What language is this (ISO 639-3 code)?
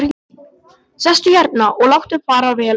isl